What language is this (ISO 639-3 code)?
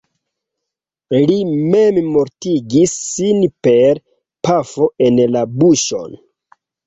epo